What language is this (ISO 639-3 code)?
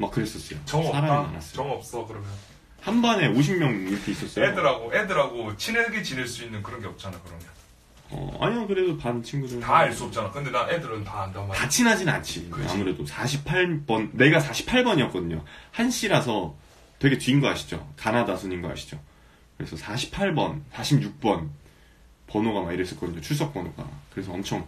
kor